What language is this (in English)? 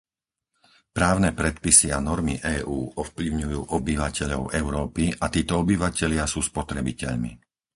Slovak